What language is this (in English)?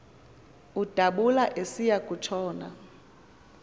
Xhosa